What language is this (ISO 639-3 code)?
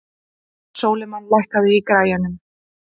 isl